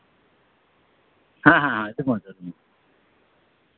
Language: Santali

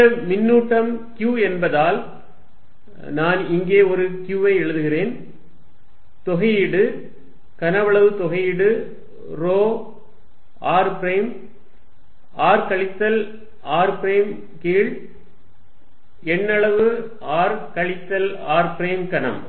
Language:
Tamil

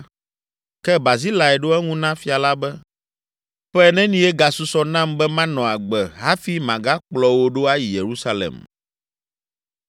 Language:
Ewe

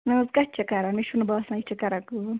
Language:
Kashmiri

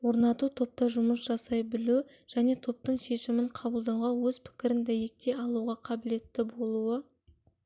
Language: Kazakh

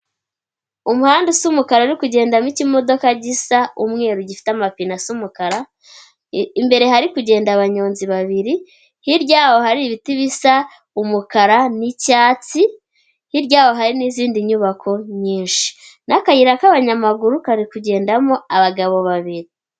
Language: Kinyarwanda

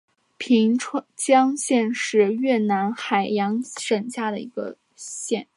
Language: Chinese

